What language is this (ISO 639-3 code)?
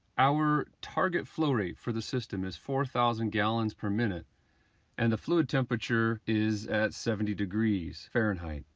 eng